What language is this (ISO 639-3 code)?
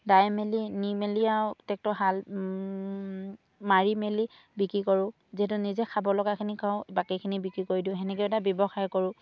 asm